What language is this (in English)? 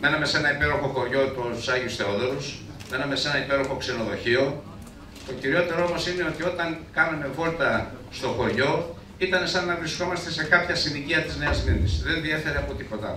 Greek